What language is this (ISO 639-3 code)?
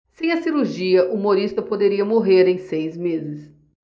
por